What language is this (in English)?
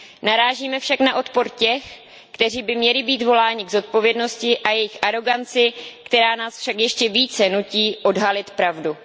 Czech